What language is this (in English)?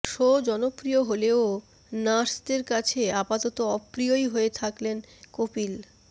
Bangla